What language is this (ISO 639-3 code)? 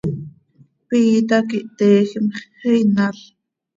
sei